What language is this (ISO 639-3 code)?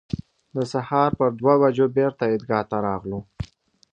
pus